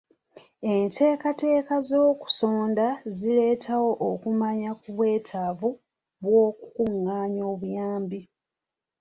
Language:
Ganda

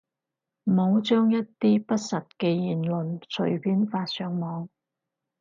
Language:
Cantonese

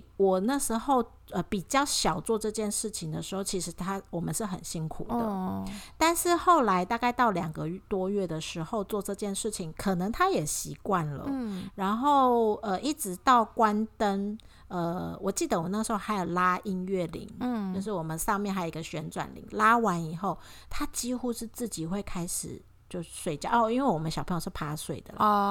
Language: Chinese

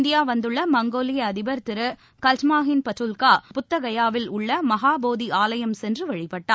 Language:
Tamil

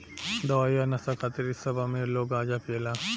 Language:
Bhojpuri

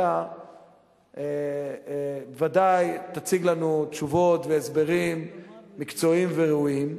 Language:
Hebrew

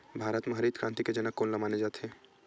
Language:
Chhattisgarhi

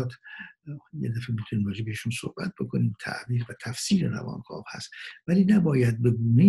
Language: Persian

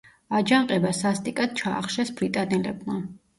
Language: Georgian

